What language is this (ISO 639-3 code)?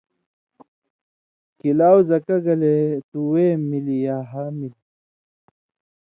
mvy